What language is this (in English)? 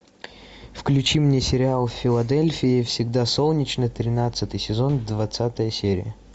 Russian